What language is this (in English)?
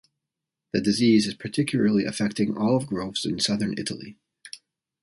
English